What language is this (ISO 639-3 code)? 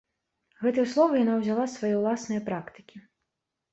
bel